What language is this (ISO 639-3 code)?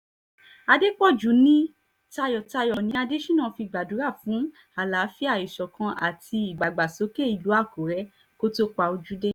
yor